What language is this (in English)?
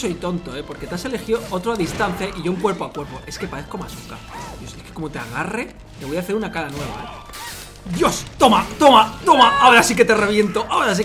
Spanish